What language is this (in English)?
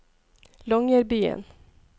Norwegian